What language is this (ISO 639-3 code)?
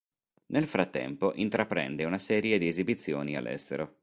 ita